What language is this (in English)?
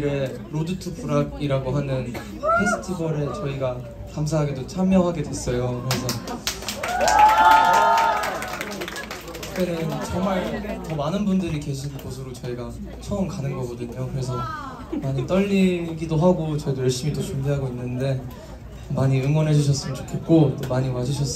Korean